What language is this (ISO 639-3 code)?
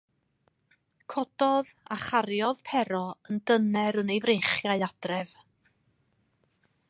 cym